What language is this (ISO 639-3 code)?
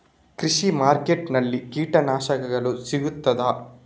kan